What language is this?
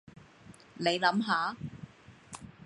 Cantonese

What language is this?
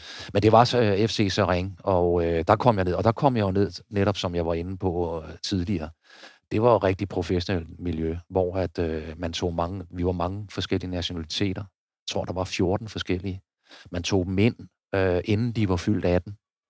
Danish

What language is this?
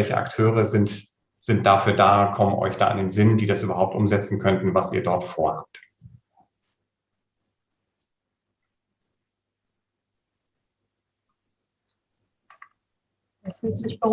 German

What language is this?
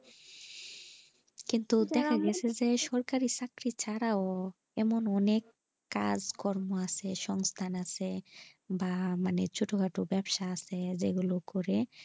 Bangla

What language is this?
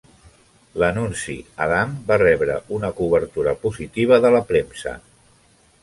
Catalan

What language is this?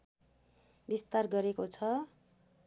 Nepali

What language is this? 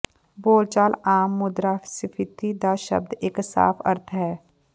Punjabi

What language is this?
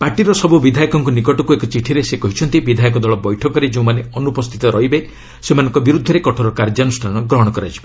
Odia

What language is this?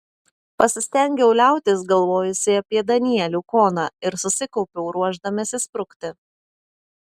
Lithuanian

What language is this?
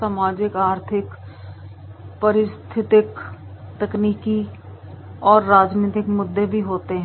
Hindi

